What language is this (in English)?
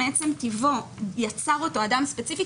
Hebrew